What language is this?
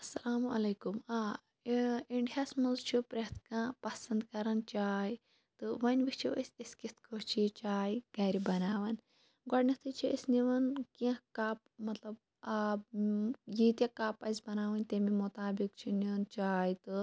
Kashmiri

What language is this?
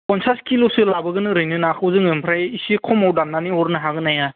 Bodo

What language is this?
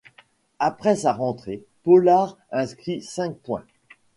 French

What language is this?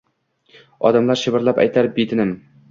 Uzbek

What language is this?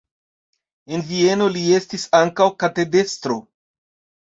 Esperanto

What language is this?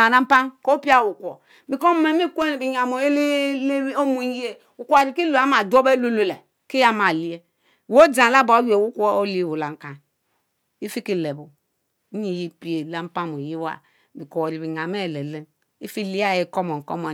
Mbe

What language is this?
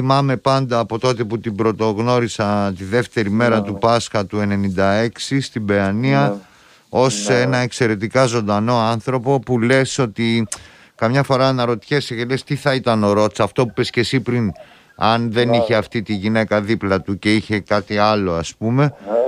Greek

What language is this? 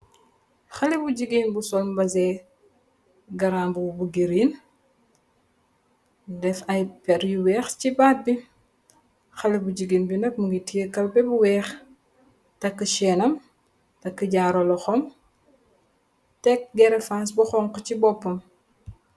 Wolof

